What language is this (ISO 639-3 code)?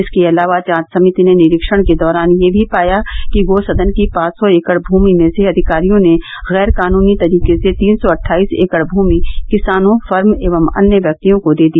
hin